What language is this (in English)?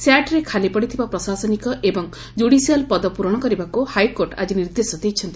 Odia